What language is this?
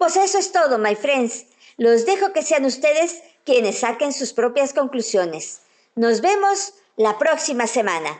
Spanish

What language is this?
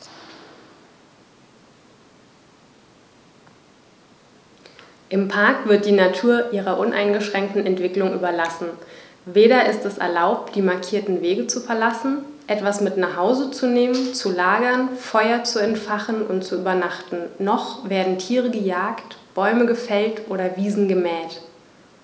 German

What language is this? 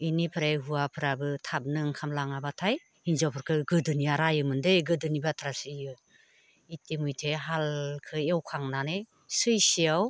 Bodo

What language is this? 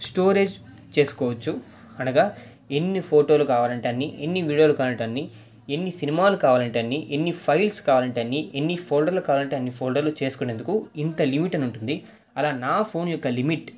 Telugu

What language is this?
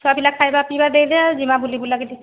Odia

